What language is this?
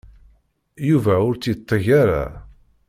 Kabyle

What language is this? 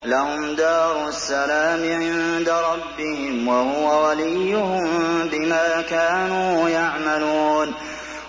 Arabic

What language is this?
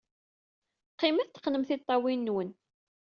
Kabyle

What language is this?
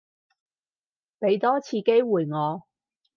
Cantonese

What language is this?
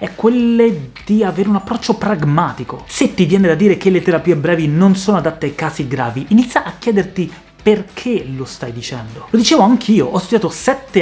Italian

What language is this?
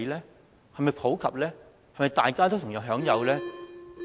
Cantonese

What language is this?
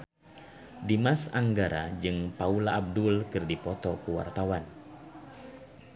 Sundanese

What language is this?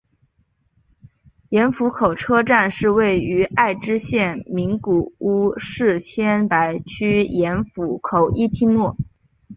Chinese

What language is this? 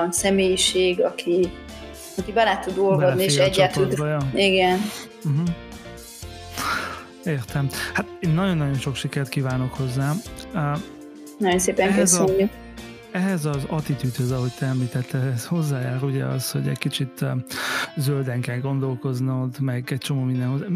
Hungarian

